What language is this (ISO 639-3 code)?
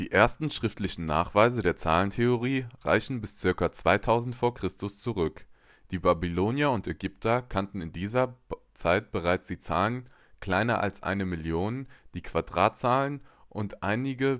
deu